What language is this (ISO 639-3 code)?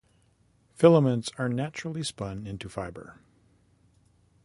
eng